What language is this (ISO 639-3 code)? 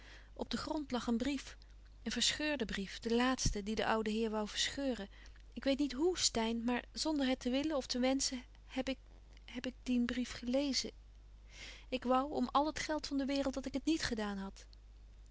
nld